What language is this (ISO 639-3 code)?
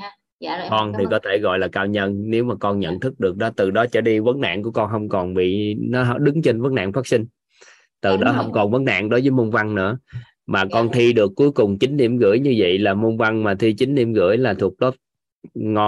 vie